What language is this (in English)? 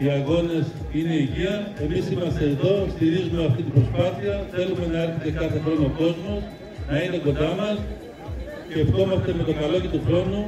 Greek